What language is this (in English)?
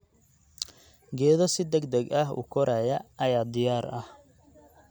Somali